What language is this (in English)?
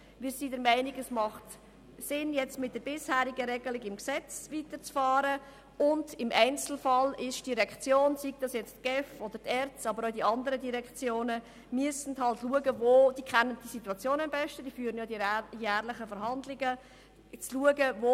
Swiss German